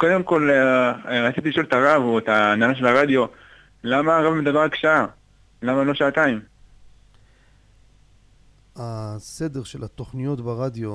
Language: Hebrew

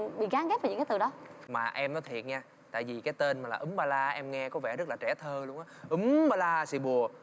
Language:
Vietnamese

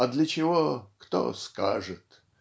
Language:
Russian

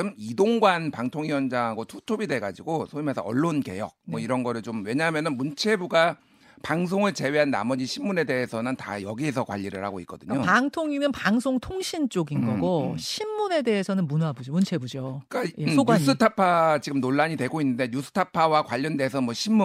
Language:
Korean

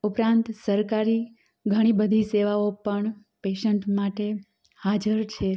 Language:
Gujarati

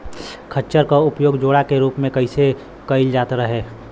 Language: Bhojpuri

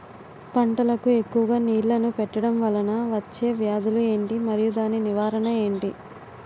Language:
Telugu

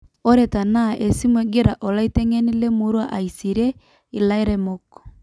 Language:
Masai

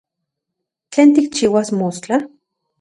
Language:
Central Puebla Nahuatl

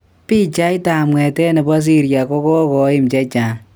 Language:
Kalenjin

